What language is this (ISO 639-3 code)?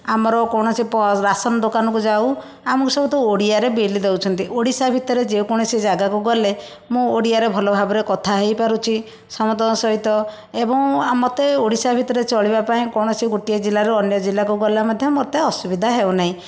ori